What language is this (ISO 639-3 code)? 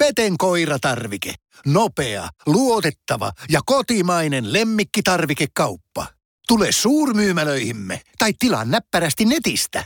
fin